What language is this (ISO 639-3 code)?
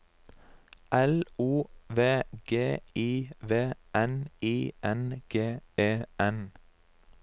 nor